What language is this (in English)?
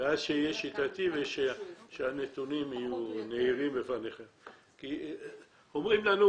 Hebrew